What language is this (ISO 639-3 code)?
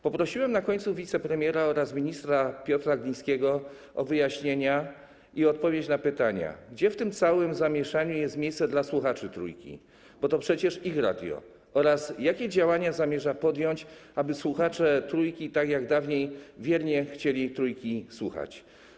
pol